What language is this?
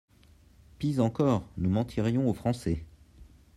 French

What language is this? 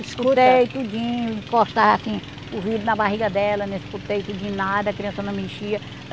Portuguese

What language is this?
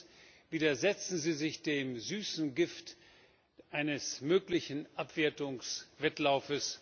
German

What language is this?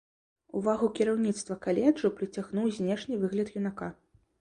Belarusian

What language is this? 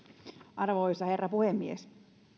Finnish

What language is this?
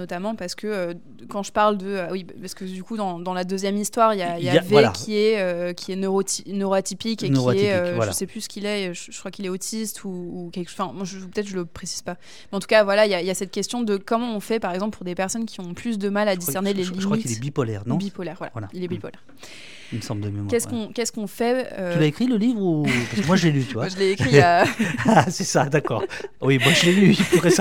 French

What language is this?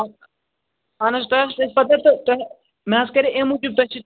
Kashmiri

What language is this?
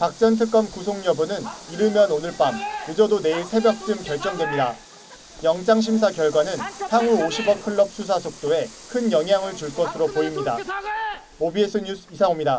Korean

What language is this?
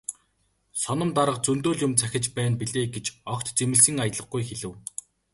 Mongolian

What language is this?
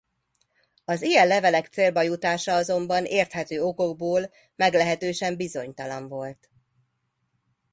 Hungarian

